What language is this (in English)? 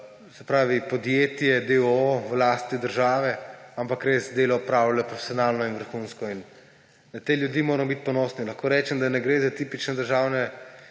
Slovenian